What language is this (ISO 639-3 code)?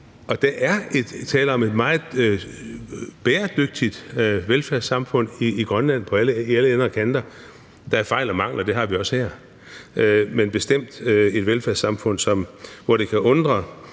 dan